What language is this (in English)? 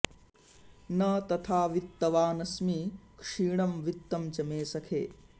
Sanskrit